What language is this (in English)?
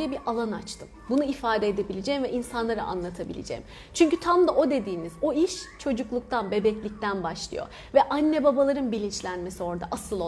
Turkish